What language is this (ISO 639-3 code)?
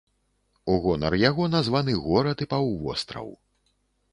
bel